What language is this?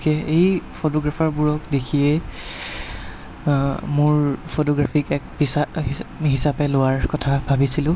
Assamese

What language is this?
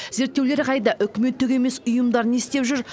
Kazakh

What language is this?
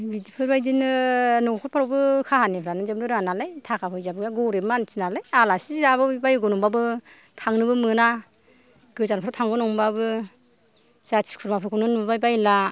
Bodo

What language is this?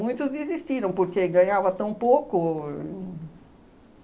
Portuguese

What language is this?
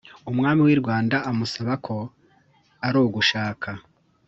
Kinyarwanda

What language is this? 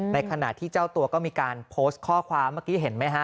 Thai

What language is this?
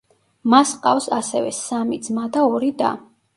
Georgian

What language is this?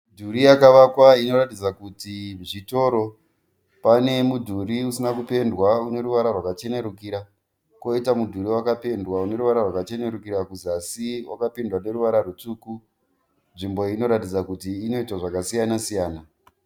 Shona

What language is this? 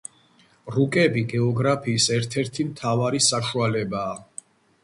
Georgian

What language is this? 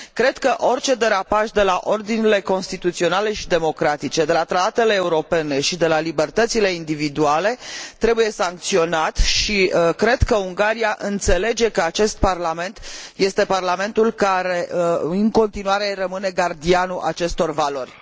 Romanian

